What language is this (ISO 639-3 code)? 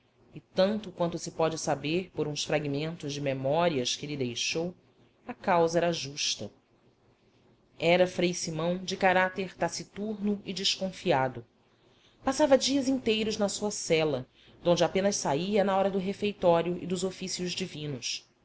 por